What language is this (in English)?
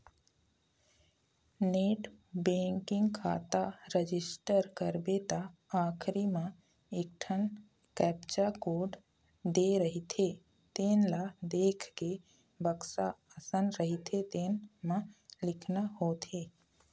Chhattisgarhi